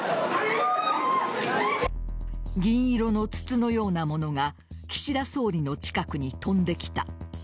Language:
Japanese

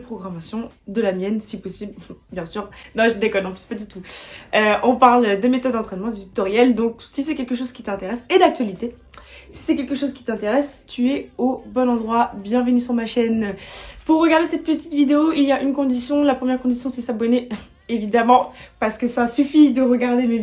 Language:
French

